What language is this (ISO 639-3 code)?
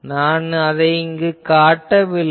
tam